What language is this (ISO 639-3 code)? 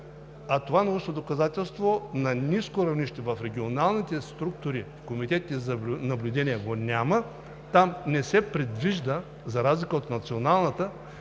bul